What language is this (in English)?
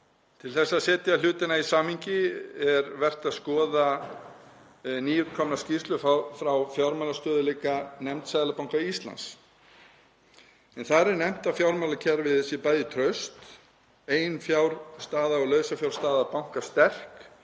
Icelandic